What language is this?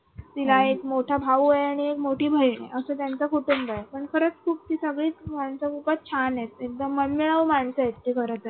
Marathi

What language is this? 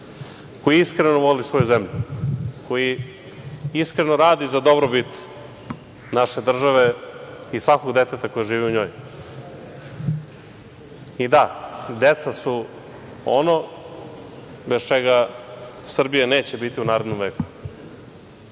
Serbian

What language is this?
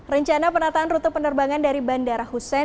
Indonesian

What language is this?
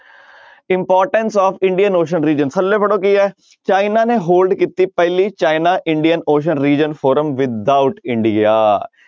Punjabi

